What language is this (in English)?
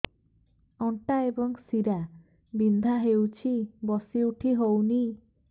Odia